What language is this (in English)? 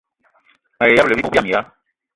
Eton (Cameroon)